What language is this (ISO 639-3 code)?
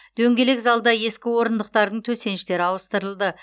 kaz